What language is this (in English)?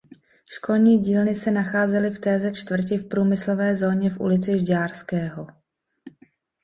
Czech